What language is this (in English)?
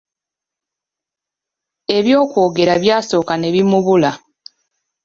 Ganda